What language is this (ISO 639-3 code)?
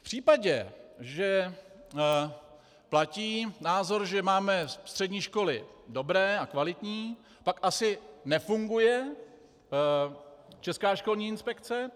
ces